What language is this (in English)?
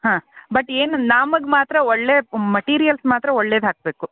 Kannada